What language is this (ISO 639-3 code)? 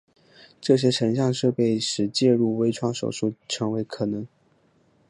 zho